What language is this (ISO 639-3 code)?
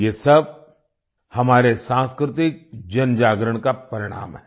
hin